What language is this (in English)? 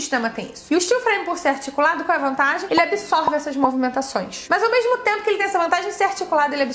Portuguese